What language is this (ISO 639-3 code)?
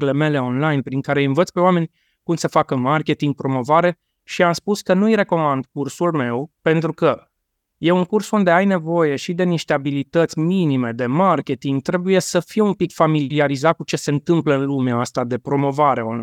ron